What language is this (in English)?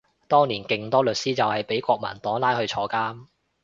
Cantonese